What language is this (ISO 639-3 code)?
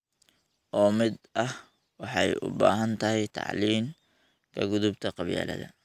som